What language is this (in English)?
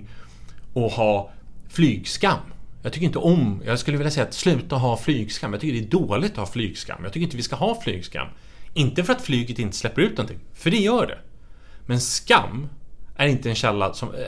Swedish